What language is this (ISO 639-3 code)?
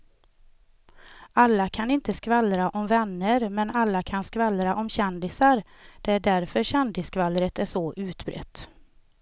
swe